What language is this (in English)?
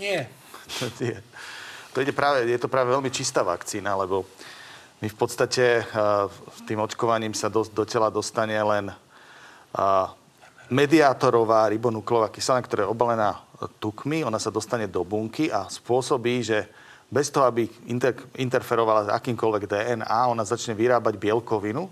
Slovak